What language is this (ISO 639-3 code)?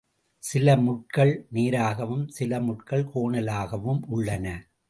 tam